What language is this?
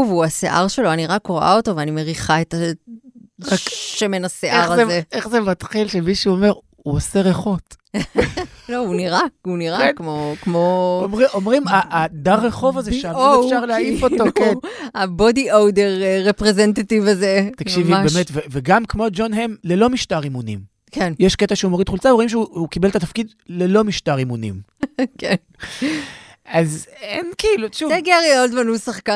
Hebrew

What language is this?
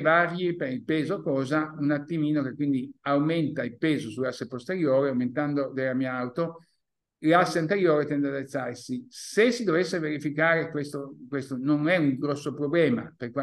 Italian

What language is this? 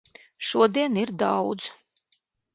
Latvian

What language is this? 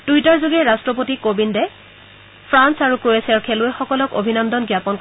Assamese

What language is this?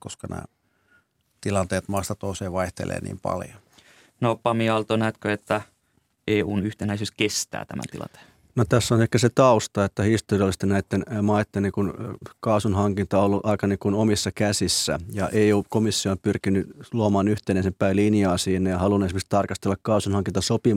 Finnish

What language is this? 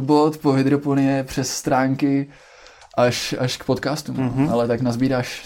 Czech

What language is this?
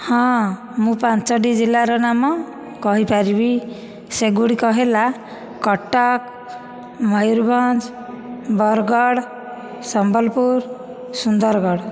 Odia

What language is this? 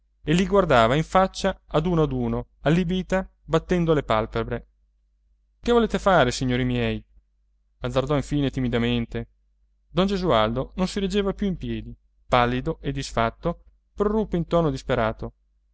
Italian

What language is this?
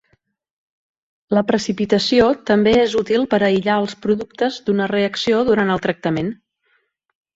Catalan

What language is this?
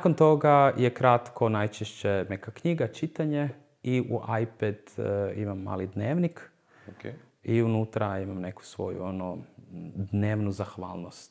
Croatian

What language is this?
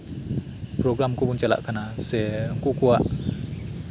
Santali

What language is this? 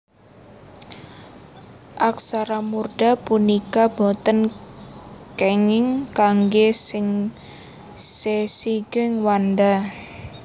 Javanese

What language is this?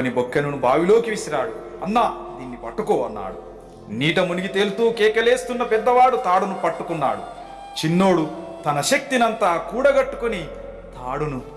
Telugu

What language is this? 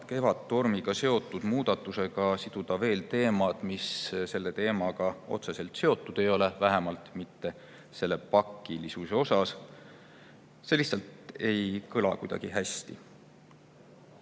Estonian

